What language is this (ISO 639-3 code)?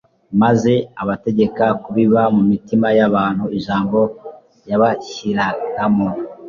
kin